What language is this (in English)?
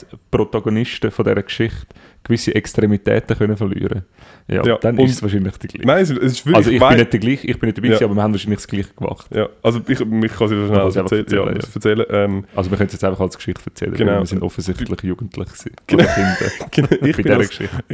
German